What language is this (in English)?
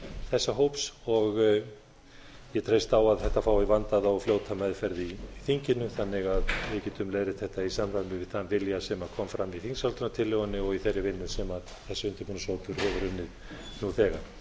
Icelandic